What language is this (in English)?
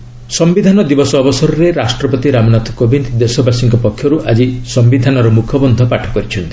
Odia